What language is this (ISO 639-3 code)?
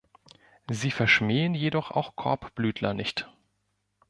deu